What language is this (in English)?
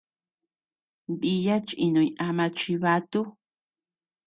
Tepeuxila Cuicatec